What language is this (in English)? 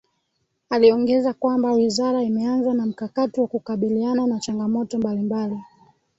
Swahili